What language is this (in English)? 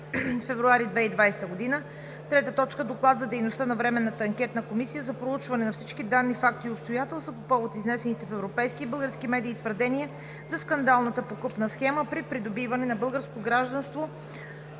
Bulgarian